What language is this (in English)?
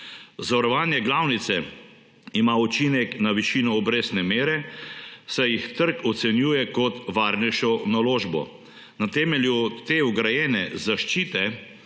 Slovenian